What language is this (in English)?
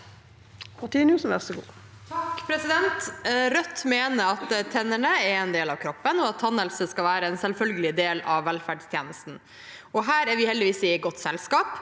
Norwegian